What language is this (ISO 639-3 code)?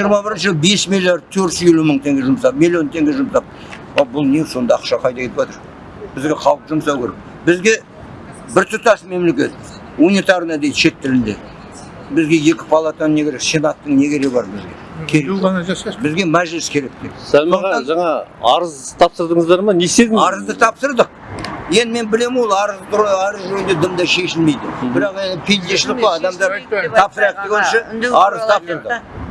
tur